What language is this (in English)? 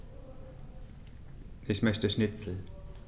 German